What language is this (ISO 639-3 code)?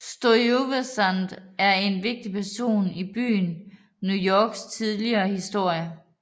dan